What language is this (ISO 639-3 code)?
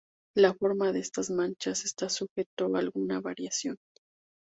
spa